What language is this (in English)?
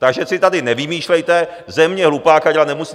Czech